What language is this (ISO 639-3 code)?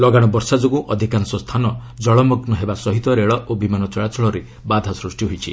ori